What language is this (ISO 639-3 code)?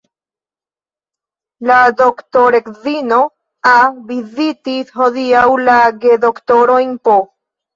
epo